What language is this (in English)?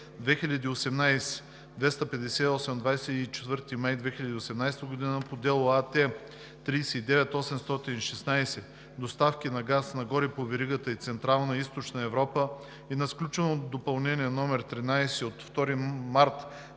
Bulgarian